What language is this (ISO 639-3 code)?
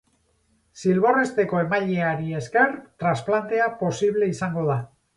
eus